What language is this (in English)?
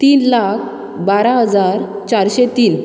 Konkani